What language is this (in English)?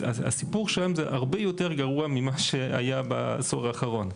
Hebrew